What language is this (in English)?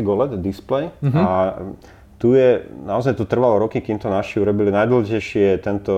Slovak